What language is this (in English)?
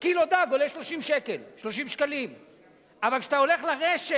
Hebrew